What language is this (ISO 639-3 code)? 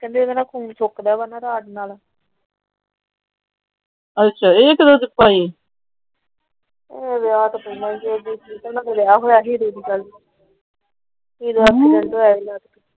pan